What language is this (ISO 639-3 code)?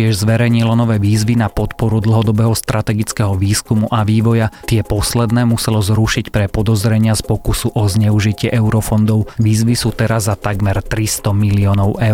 slk